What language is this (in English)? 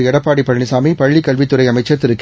Tamil